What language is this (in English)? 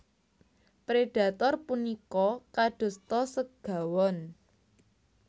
Javanese